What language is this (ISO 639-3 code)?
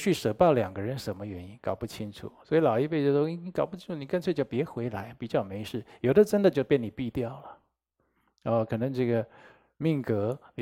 zho